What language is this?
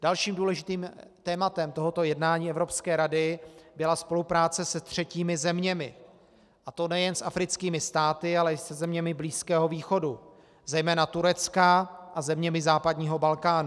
Czech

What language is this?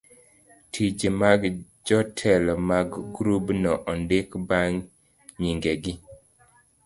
Luo (Kenya and Tanzania)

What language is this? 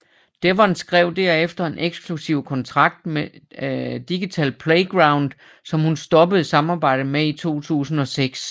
Danish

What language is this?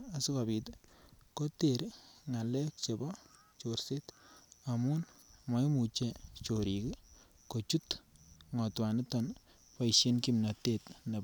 Kalenjin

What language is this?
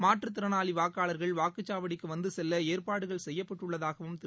Tamil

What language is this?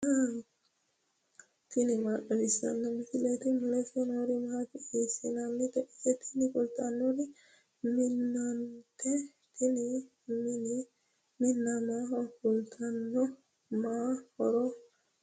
Sidamo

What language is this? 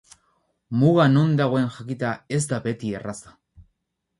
Basque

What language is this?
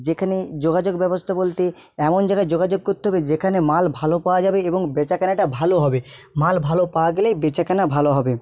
Bangla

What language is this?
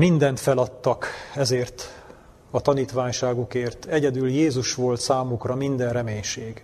Hungarian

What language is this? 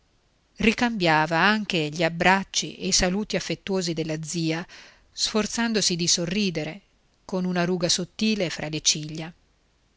Italian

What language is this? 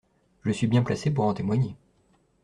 French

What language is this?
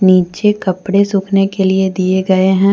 Hindi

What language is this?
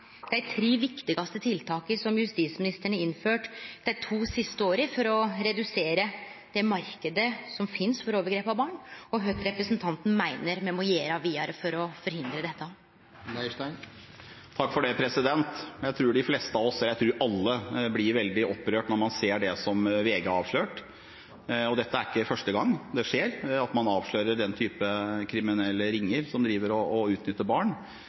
Norwegian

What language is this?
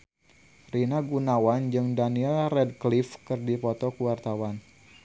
Sundanese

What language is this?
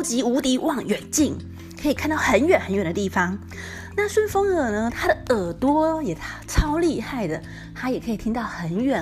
Chinese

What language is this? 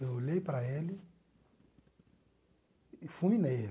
Portuguese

